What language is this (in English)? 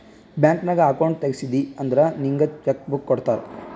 Kannada